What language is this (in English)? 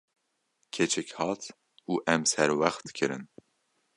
Kurdish